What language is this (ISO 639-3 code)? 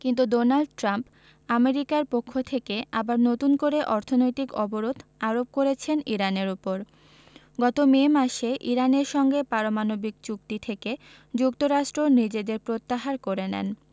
ben